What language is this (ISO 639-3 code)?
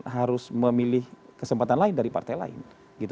ind